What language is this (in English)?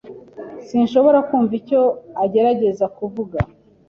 Kinyarwanda